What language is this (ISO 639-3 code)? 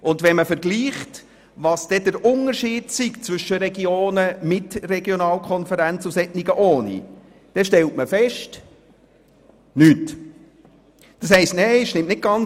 gsw